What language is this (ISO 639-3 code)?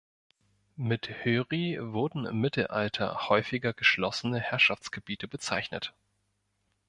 deu